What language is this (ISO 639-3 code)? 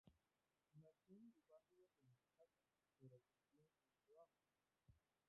spa